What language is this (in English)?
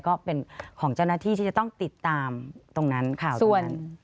Thai